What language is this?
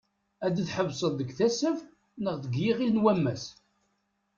Kabyle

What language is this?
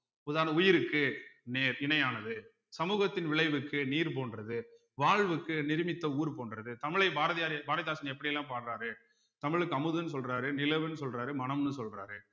Tamil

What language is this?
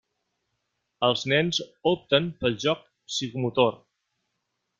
Catalan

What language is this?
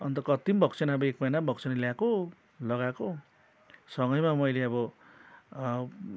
Nepali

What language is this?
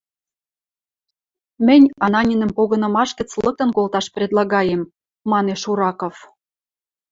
Western Mari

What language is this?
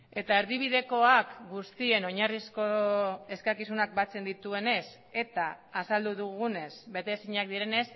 Basque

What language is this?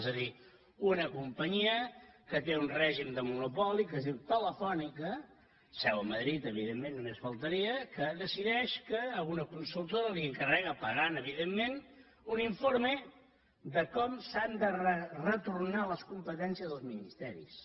Catalan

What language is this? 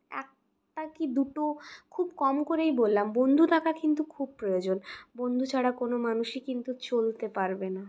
Bangla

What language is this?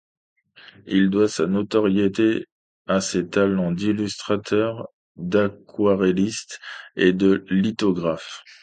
French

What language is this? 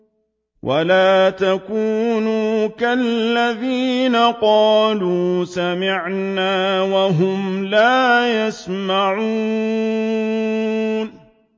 Arabic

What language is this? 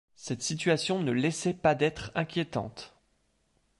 French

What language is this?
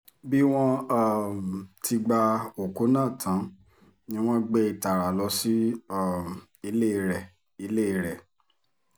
Yoruba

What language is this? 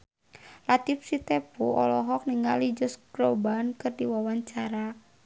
Sundanese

